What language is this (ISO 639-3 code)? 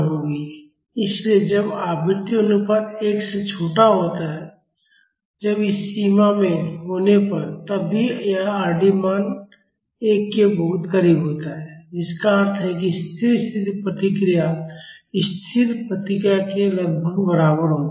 hin